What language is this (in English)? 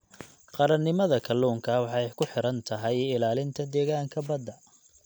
Somali